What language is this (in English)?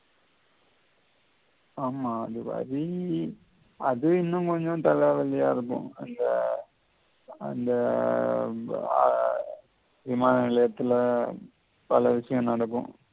Tamil